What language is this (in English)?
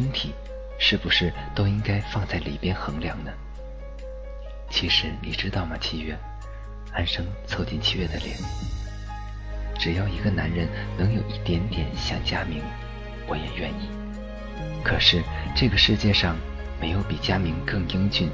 Chinese